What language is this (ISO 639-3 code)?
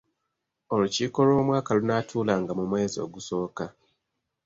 lug